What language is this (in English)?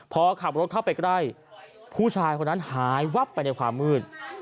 Thai